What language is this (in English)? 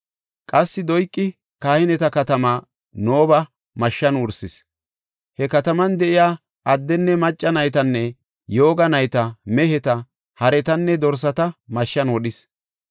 Gofa